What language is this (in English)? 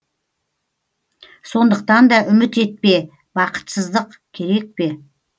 Kazakh